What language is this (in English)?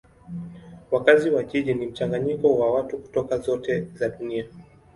Swahili